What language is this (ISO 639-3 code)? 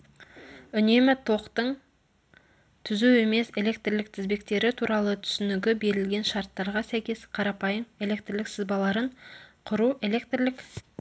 kaz